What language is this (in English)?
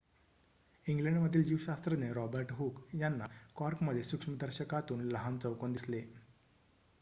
Marathi